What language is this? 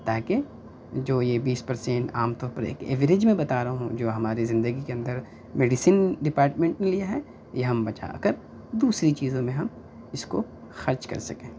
Urdu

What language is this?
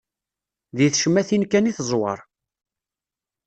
Kabyle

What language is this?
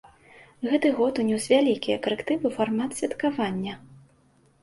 Belarusian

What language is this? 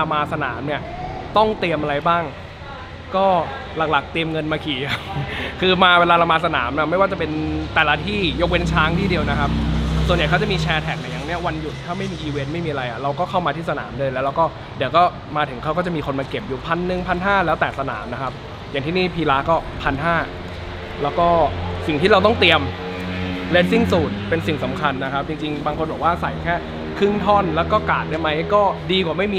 Thai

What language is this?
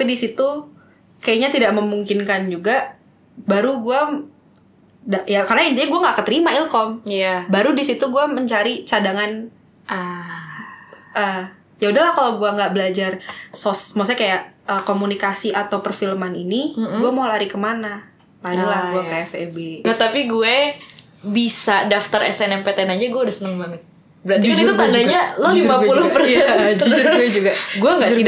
Indonesian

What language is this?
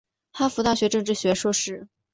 Chinese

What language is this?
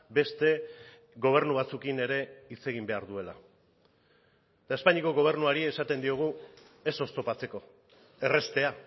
Basque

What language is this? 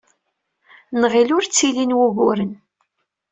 Kabyle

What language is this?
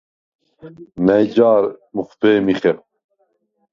Svan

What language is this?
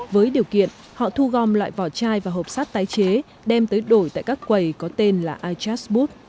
Vietnamese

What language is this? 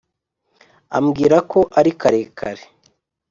Kinyarwanda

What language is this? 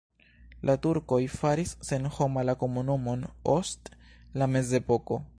Esperanto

